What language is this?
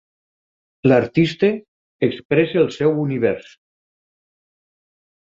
Catalan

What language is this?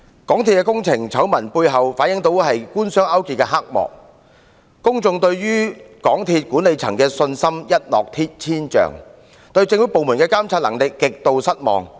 Cantonese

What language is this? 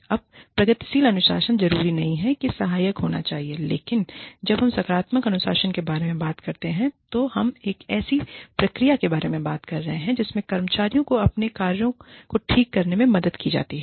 Hindi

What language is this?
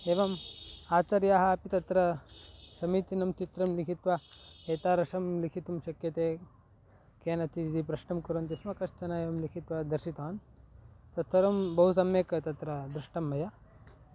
Sanskrit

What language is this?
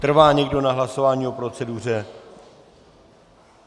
Czech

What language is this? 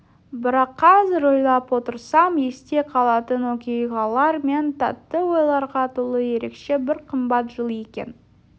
Kazakh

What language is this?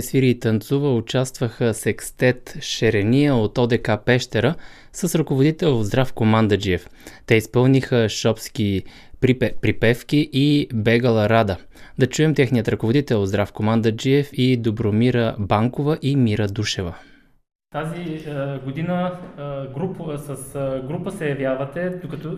Bulgarian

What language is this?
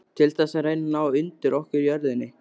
Icelandic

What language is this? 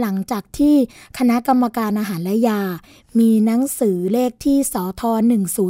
Thai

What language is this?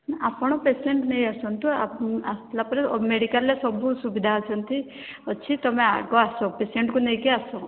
Odia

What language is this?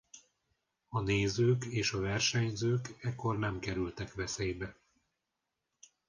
Hungarian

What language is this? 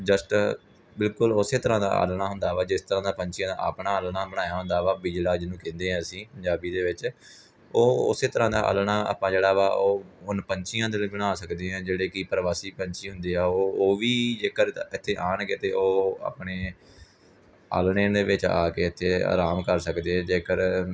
Punjabi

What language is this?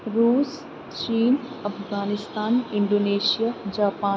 Urdu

